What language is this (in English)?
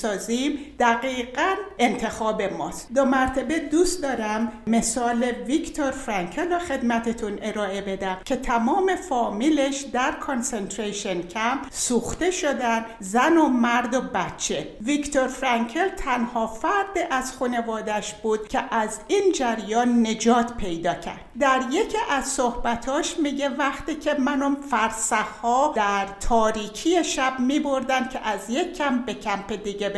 Persian